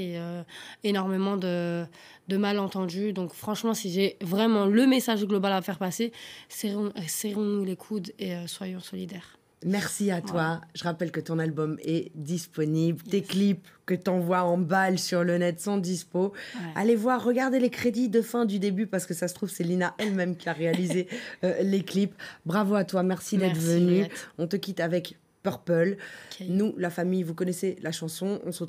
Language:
French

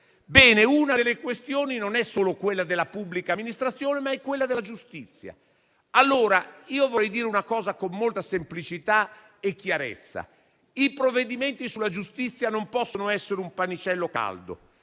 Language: Italian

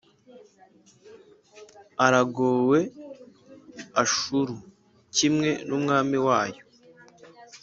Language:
Kinyarwanda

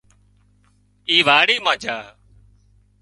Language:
Wadiyara Koli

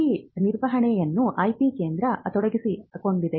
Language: Kannada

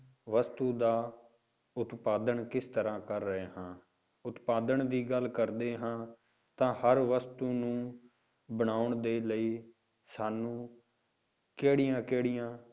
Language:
Punjabi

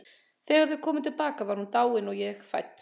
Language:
Icelandic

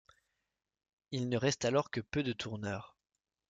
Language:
French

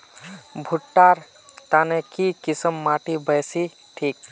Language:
Magahi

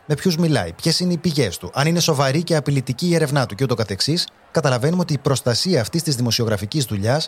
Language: Greek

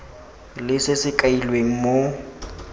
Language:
Tswana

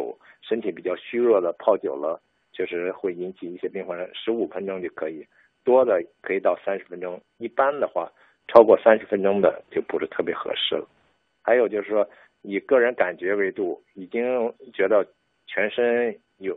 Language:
Chinese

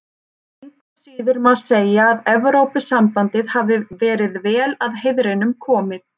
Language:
Icelandic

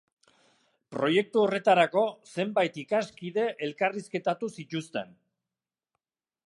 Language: Basque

